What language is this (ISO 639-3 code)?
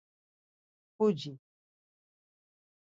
lzz